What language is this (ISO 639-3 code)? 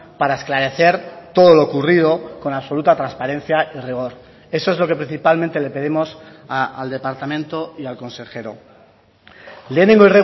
spa